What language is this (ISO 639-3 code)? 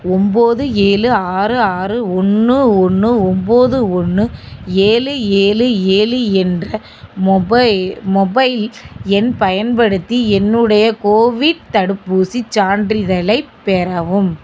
tam